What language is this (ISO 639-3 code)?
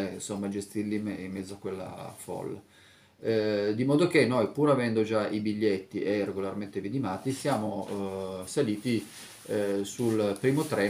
ita